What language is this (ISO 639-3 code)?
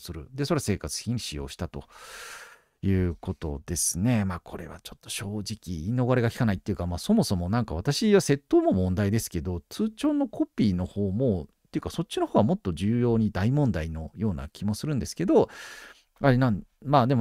jpn